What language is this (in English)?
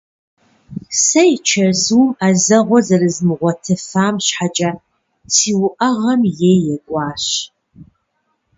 Kabardian